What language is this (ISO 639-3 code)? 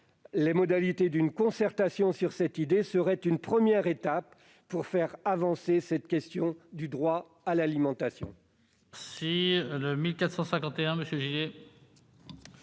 fra